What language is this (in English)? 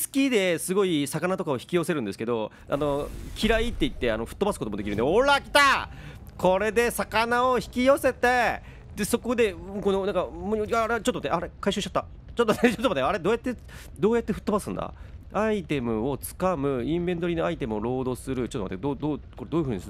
Japanese